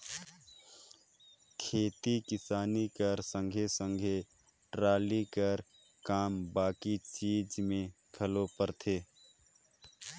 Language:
Chhattisgarhi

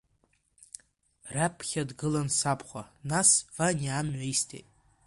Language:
Abkhazian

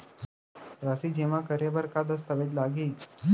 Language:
Chhattisgarhi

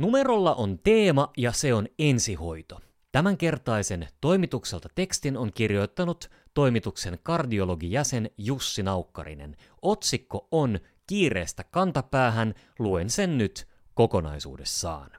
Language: Finnish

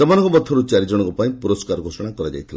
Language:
Odia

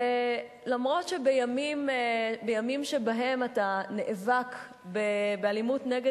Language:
Hebrew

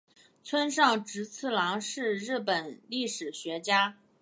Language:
Chinese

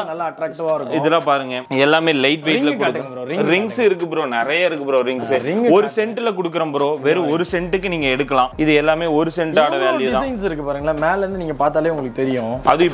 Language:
Korean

